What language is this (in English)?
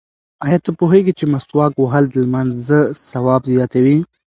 Pashto